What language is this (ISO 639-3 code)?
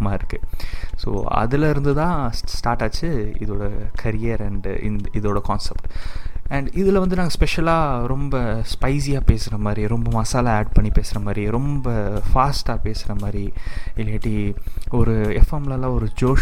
tam